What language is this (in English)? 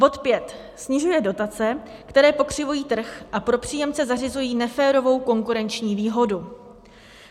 Czech